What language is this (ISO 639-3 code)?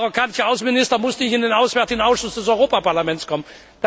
deu